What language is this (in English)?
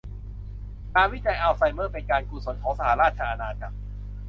Thai